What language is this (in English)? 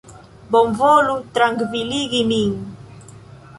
Esperanto